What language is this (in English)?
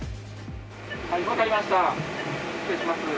Japanese